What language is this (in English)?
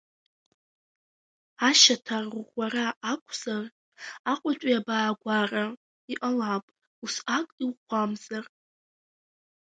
Abkhazian